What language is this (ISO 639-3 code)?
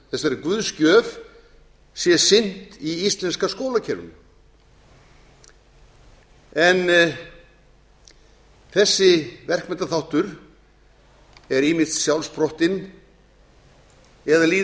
isl